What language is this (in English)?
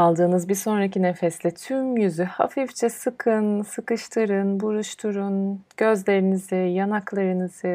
Turkish